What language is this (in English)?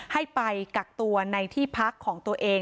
Thai